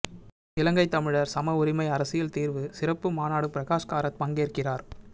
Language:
Tamil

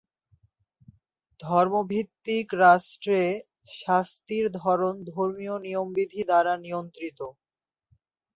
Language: Bangla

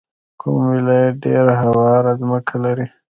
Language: Pashto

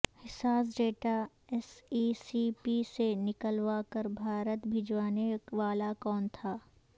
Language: Urdu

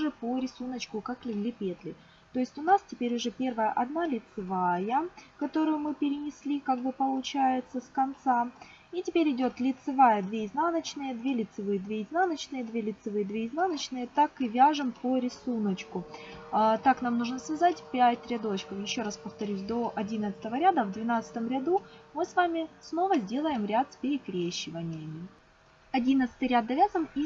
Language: Russian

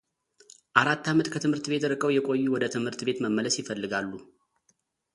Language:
Amharic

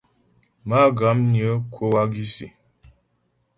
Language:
Ghomala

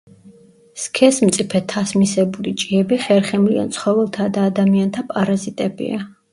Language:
Georgian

